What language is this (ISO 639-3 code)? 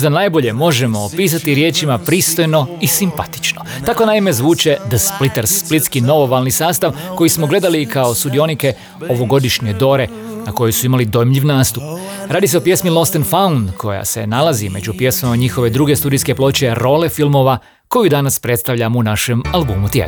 hrv